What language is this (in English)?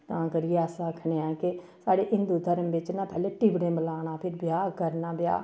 Dogri